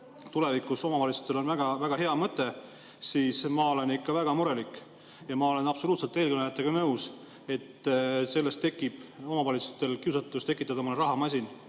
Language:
Estonian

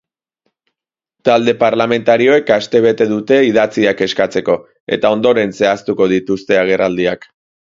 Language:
Basque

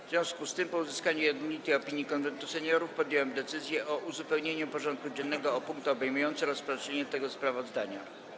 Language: Polish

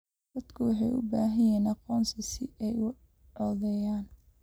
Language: Somali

